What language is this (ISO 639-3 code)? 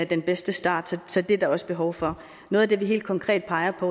dan